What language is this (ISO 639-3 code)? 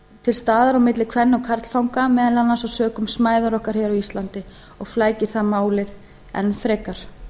isl